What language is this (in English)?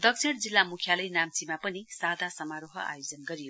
Nepali